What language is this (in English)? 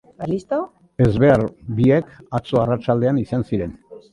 Basque